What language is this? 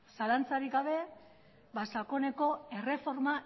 Basque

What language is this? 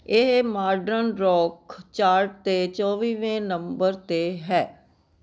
Punjabi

